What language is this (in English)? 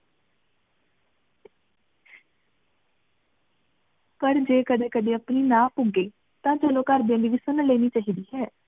Punjabi